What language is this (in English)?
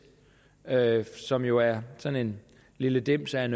Danish